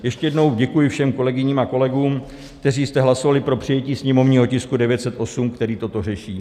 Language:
Czech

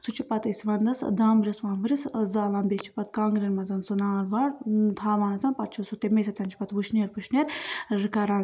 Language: Kashmiri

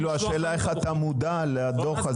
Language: Hebrew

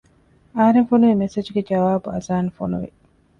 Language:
Divehi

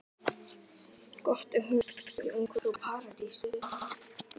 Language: Icelandic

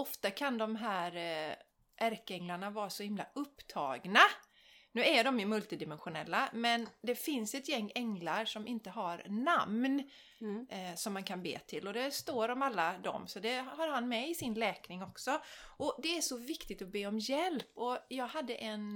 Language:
Swedish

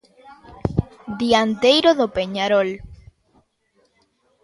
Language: Galician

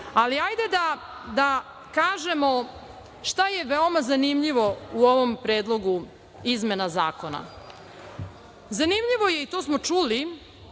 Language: Serbian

